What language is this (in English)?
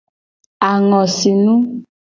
Gen